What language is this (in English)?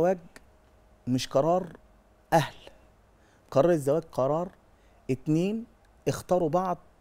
Arabic